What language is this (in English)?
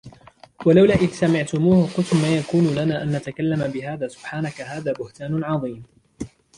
Arabic